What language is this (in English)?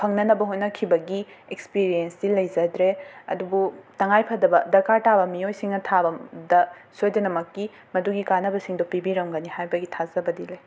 Manipuri